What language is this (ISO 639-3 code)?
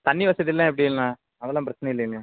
tam